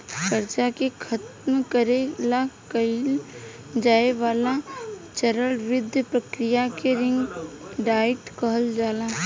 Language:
Bhojpuri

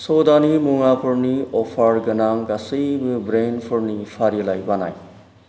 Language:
Bodo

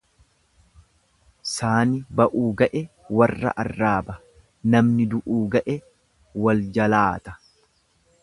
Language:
Oromo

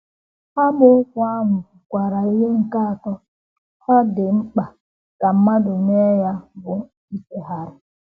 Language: Igbo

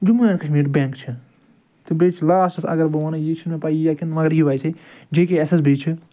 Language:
Kashmiri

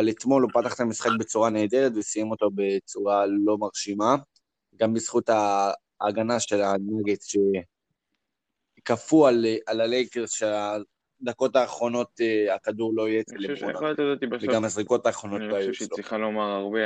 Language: Hebrew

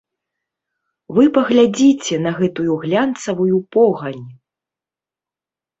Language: Belarusian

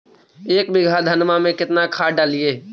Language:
Magahi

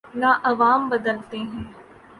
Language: Urdu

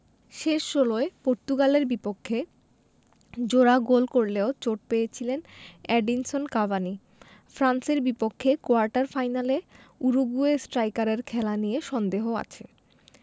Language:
Bangla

